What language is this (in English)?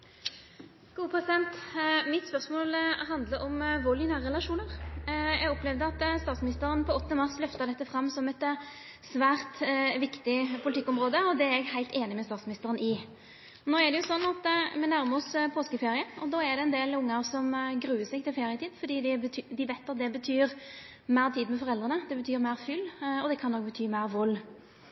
Norwegian Nynorsk